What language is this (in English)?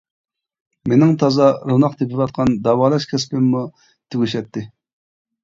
Uyghur